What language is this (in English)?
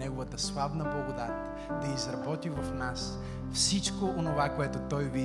Bulgarian